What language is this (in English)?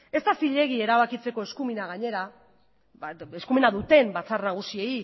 Basque